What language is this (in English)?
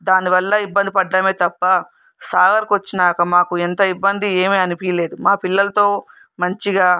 Telugu